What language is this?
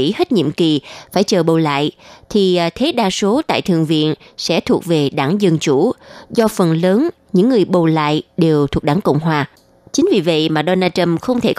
Vietnamese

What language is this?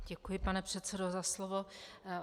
Czech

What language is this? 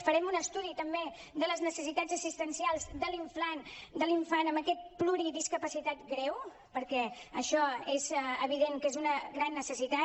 Catalan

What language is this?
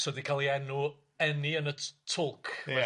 Welsh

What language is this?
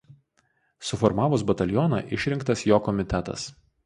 Lithuanian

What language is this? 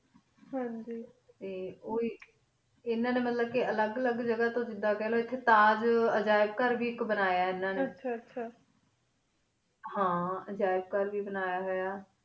Punjabi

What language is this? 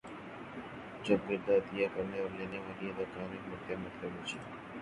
Urdu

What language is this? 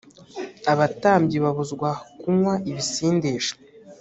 Kinyarwanda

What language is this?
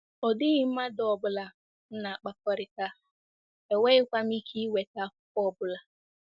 Igbo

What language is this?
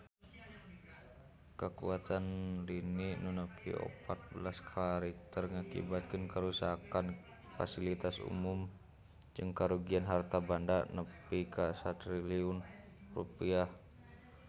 Sundanese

